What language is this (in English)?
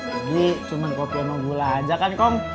Indonesian